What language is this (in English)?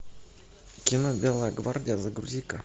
Russian